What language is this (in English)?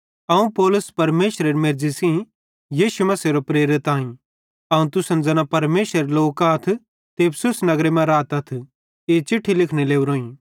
Bhadrawahi